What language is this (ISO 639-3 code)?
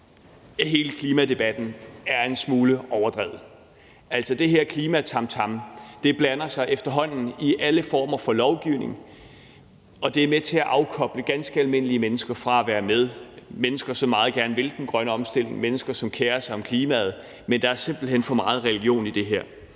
dan